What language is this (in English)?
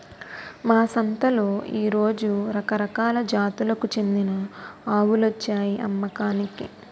Telugu